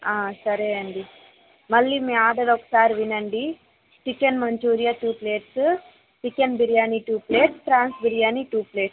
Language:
Telugu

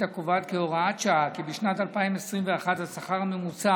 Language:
Hebrew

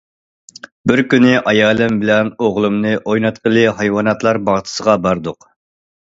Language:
Uyghur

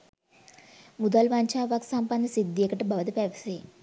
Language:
Sinhala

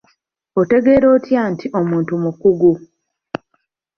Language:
Ganda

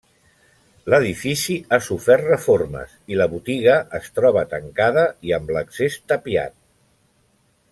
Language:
Catalan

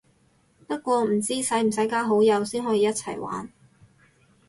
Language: Cantonese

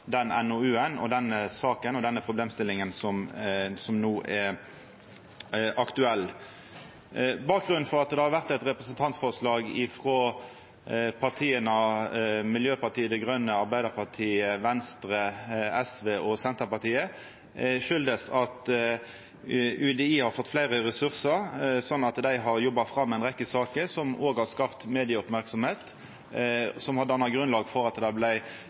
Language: Norwegian Nynorsk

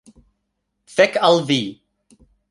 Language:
Esperanto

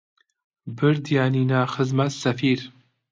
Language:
Central Kurdish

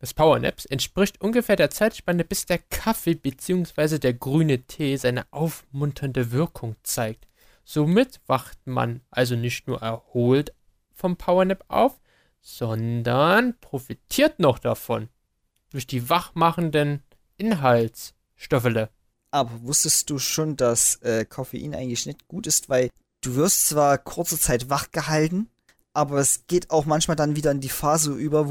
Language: German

